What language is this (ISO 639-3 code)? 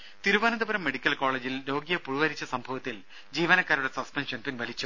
mal